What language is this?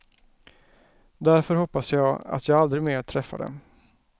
Swedish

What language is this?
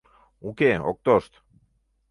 Mari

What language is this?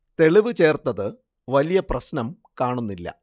Malayalam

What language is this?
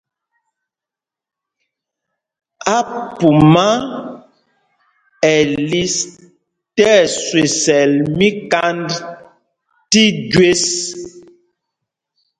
Mpumpong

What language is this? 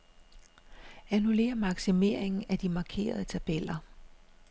Danish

